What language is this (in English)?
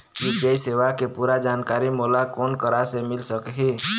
Chhattisgarhi